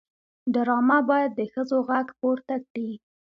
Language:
Pashto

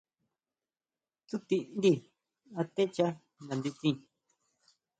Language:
Huautla Mazatec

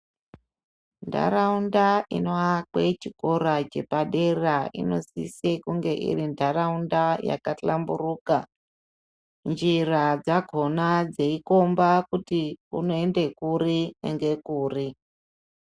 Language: Ndau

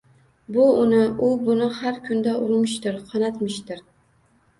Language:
Uzbek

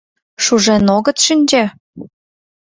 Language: Mari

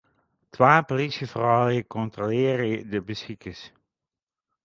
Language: Western Frisian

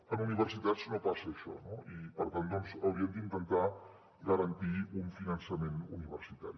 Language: Catalan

